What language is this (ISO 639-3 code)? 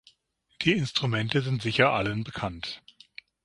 deu